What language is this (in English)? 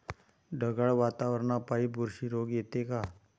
Marathi